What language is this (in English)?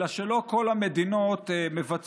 Hebrew